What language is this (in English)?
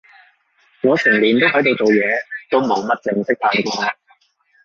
Cantonese